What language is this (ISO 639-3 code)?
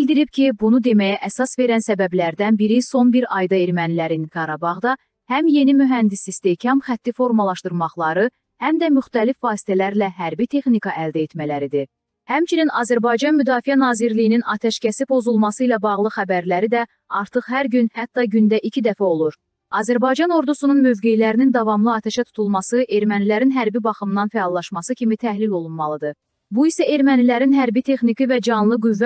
tur